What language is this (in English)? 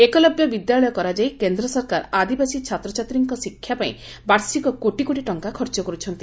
Odia